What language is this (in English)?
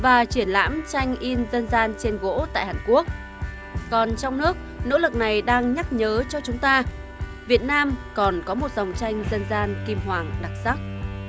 Vietnamese